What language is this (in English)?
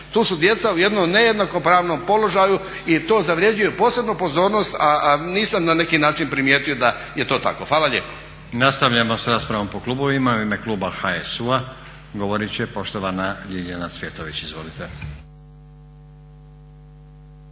Croatian